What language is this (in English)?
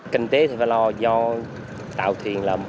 Vietnamese